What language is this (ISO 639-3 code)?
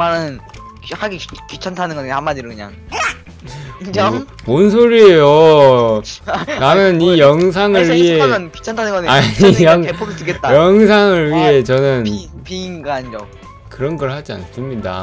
kor